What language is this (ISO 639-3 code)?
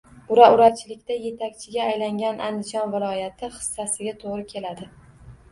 uzb